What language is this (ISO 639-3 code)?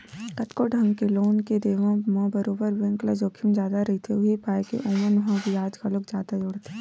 hne